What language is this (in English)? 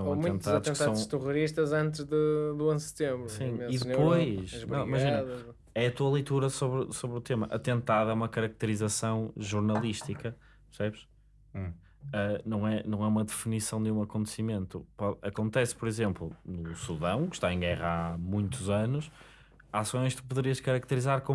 Portuguese